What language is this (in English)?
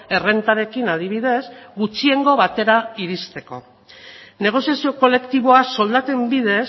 Basque